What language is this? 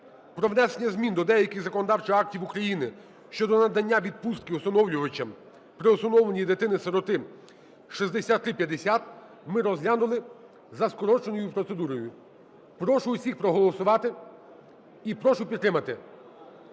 Ukrainian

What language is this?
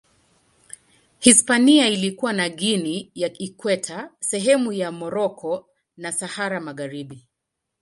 Swahili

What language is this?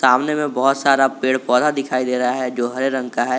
Hindi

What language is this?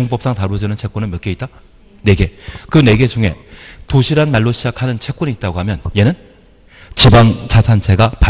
Korean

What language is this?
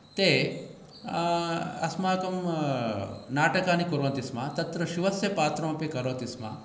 Sanskrit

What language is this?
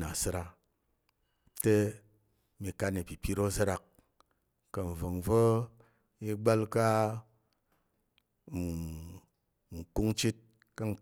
Tarok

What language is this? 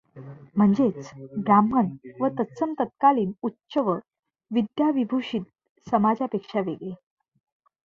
Marathi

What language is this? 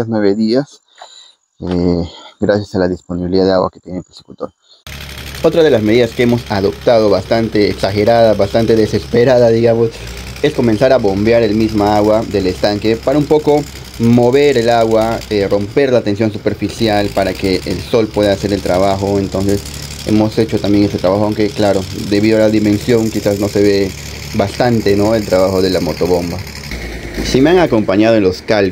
Spanish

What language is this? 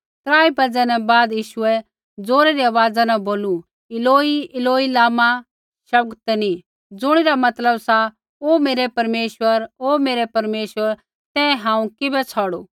Kullu Pahari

